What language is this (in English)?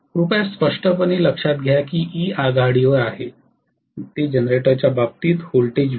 Marathi